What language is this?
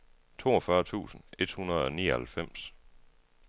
Danish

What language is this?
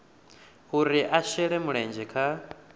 Venda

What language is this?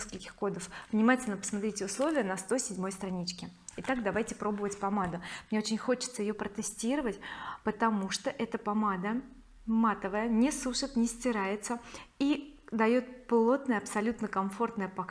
Russian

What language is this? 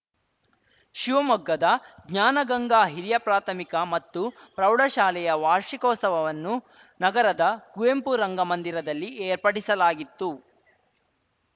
Kannada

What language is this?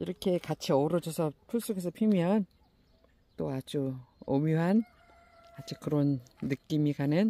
Korean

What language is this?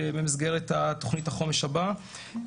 Hebrew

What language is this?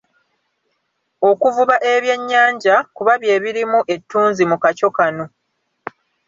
Ganda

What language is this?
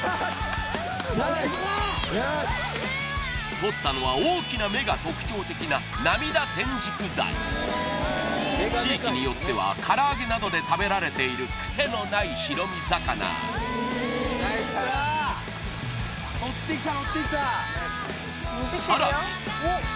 Japanese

